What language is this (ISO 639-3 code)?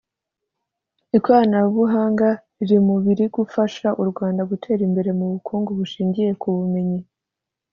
kin